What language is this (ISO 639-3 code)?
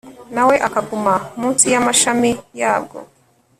kin